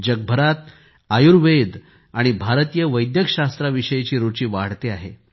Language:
Marathi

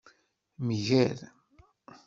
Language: Kabyle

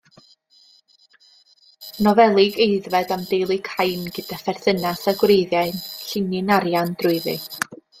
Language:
Welsh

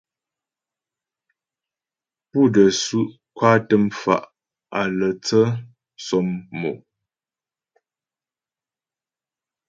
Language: Ghomala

